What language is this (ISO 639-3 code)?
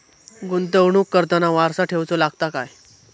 mar